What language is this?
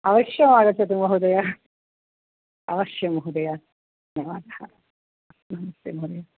Sanskrit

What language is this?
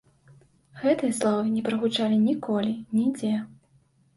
Belarusian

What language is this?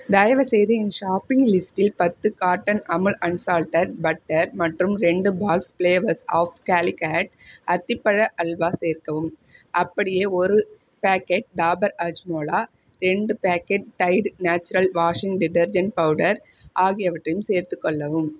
Tamil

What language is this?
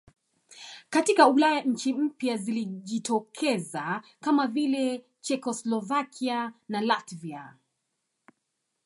Swahili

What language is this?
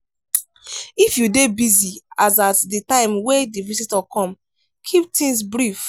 Nigerian Pidgin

